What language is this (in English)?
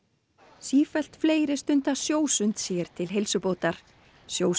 Icelandic